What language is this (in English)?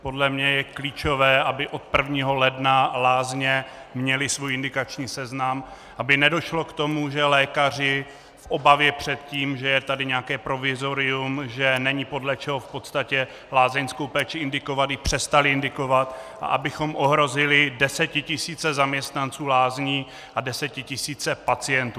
Czech